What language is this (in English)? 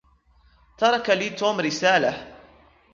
Arabic